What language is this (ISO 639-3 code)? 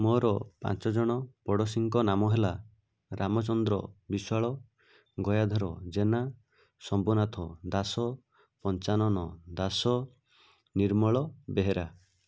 ori